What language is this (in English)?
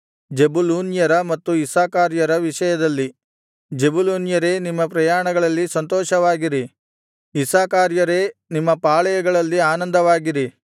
Kannada